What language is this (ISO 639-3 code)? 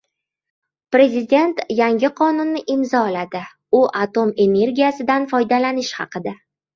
uzb